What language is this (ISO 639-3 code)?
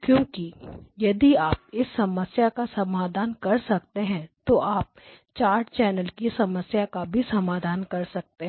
hin